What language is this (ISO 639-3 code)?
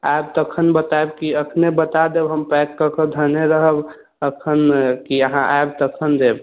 mai